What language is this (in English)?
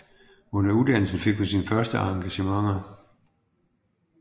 Danish